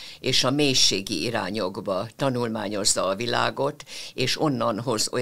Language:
Hungarian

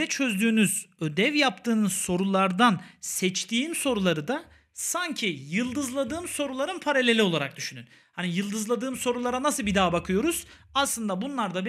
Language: Turkish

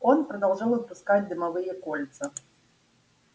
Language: Russian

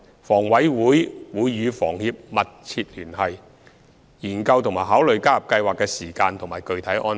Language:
Cantonese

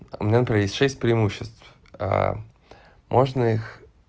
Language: Russian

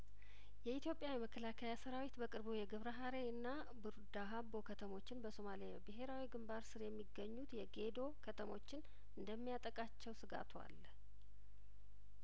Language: Amharic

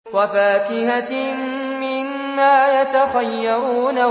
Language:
Arabic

